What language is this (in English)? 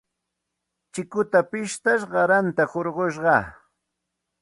Santa Ana de Tusi Pasco Quechua